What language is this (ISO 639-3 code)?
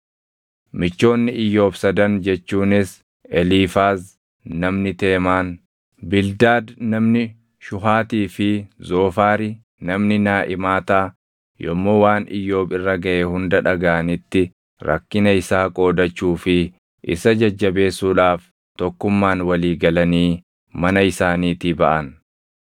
orm